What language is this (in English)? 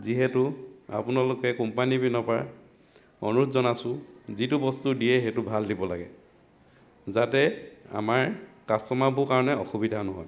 Assamese